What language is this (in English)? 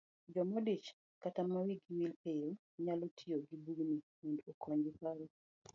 Luo (Kenya and Tanzania)